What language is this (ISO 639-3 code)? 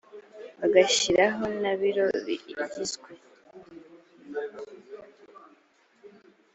kin